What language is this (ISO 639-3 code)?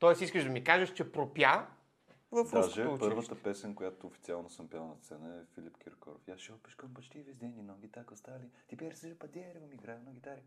bul